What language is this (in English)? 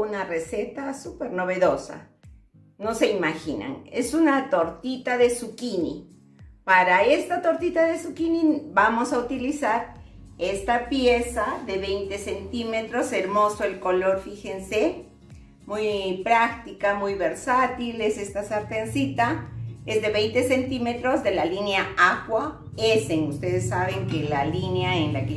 Spanish